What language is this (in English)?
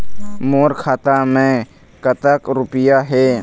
Chhattisgarhi